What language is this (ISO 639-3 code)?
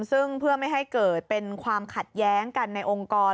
tha